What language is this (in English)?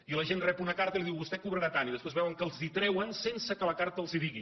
Catalan